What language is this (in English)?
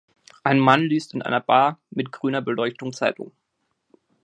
German